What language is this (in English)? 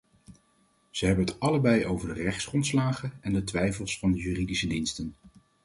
Dutch